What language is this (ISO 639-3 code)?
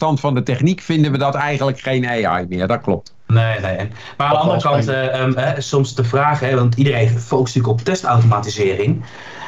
nld